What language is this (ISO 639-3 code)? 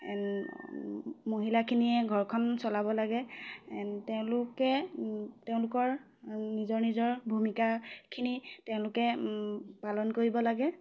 asm